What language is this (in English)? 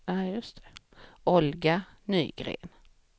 Swedish